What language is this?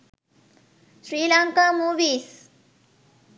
Sinhala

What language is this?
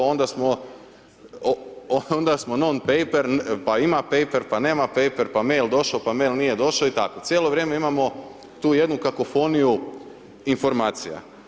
Croatian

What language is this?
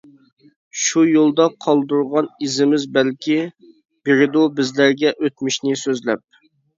Uyghur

